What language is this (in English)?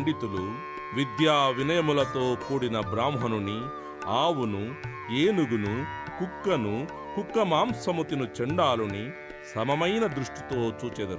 Telugu